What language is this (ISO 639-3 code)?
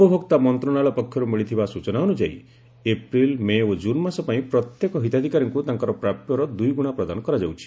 ori